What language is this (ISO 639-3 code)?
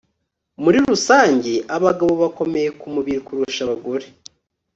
kin